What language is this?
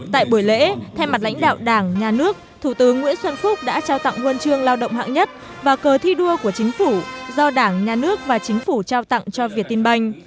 Vietnamese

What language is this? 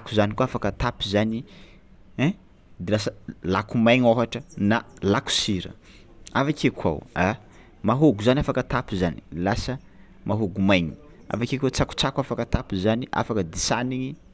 Tsimihety Malagasy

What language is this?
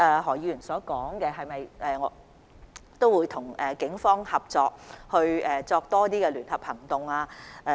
Cantonese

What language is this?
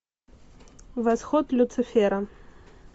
Russian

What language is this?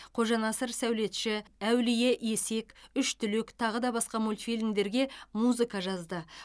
Kazakh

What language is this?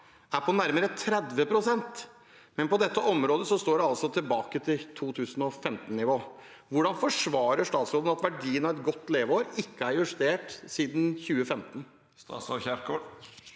Norwegian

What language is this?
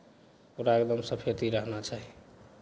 Maithili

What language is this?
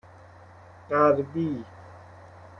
Persian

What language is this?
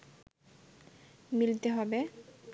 Bangla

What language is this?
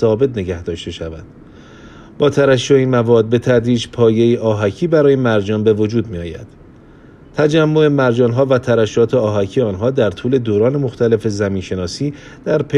Persian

